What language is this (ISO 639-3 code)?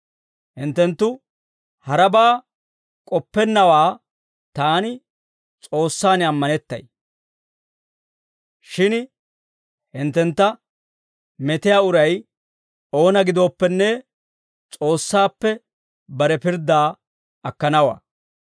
dwr